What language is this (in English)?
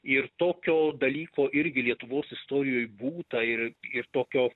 Lithuanian